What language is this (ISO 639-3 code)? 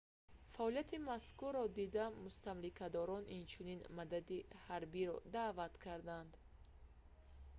tgk